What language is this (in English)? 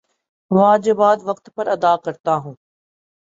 Urdu